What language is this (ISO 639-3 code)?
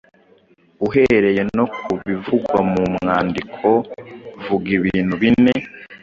kin